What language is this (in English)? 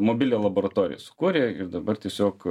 Lithuanian